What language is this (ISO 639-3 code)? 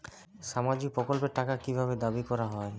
ben